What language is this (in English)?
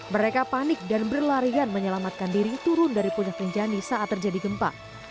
Indonesian